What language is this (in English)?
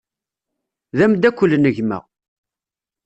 Kabyle